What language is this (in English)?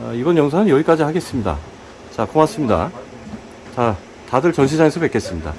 Korean